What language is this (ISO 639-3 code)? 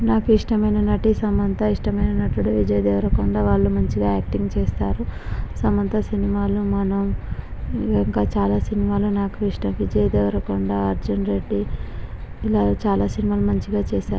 tel